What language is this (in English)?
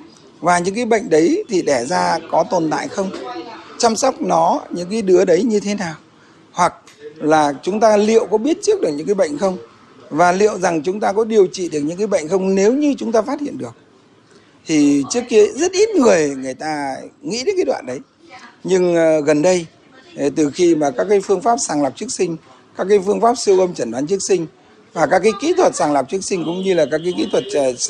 Vietnamese